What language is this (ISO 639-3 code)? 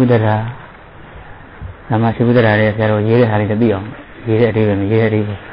tha